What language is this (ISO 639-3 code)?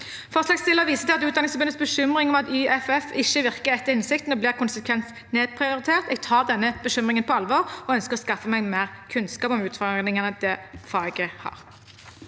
nor